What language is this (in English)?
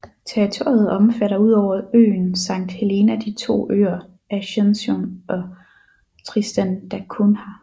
Danish